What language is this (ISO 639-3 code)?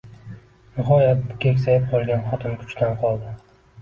uzb